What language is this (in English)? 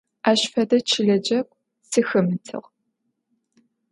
Adyghe